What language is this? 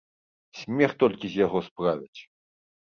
Belarusian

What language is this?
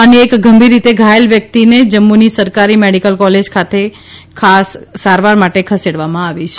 Gujarati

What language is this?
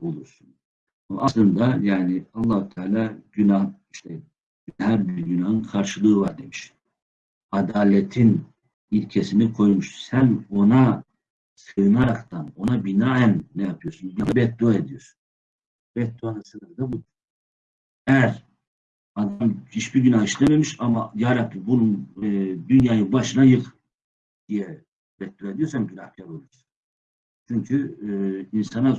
Turkish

